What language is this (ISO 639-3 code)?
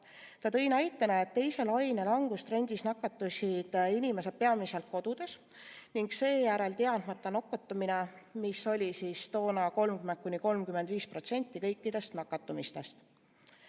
est